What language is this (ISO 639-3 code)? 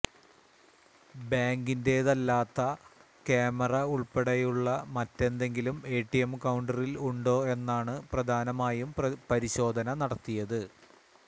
mal